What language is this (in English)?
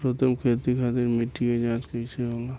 Bhojpuri